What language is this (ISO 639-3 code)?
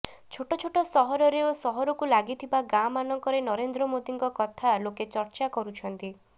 ori